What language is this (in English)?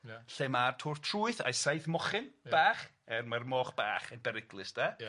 Welsh